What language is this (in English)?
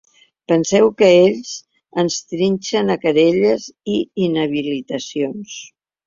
Catalan